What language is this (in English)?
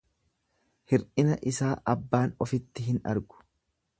Oromo